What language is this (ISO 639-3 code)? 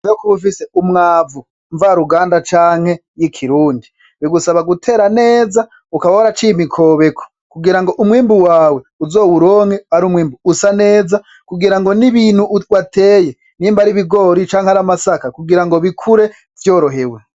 run